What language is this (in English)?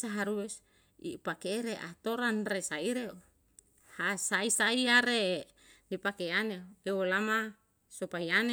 Yalahatan